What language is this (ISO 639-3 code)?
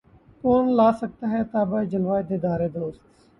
urd